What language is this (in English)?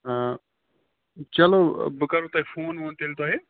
Kashmiri